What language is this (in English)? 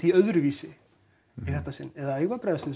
Icelandic